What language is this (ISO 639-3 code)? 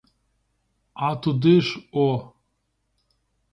ukr